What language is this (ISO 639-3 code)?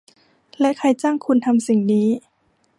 tha